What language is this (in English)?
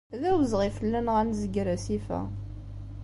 Kabyle